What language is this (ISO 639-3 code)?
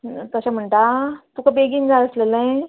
kok